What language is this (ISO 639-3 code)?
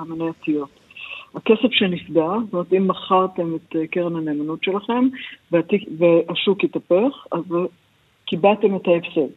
heb